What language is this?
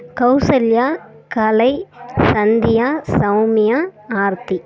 Tamil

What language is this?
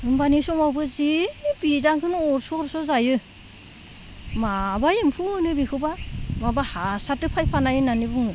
Bodo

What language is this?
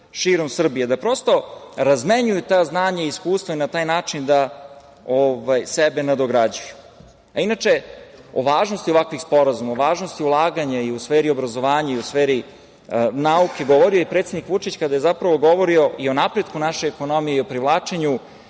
Serbian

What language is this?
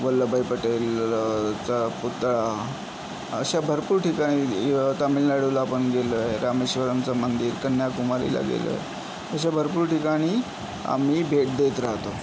Marathi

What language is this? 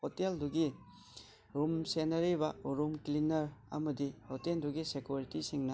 Manipuri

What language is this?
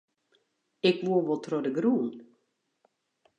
Western Frisian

